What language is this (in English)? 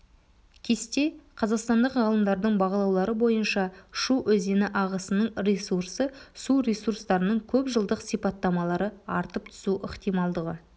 Kazakh